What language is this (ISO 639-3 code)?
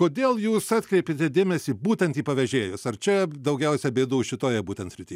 lit